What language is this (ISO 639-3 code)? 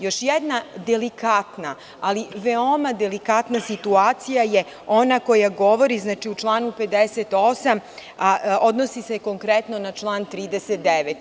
srp